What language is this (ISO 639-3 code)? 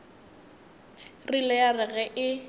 nso